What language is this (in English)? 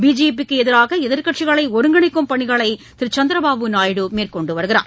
Tamil